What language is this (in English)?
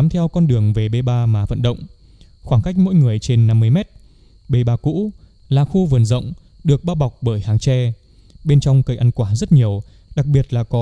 Vietnamese